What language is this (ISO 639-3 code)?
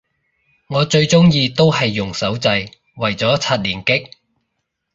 yue